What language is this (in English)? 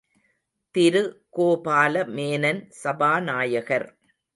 Tamil